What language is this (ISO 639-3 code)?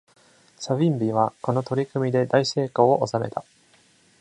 jpn